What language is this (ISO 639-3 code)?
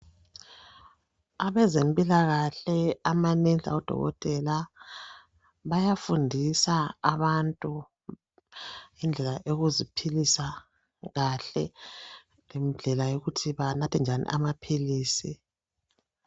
nde